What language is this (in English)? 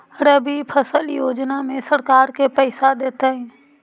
Magahi